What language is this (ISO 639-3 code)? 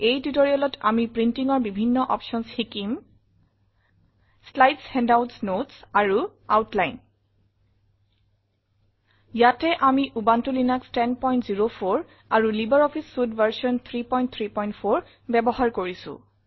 asm